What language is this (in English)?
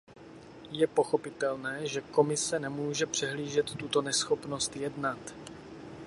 Czech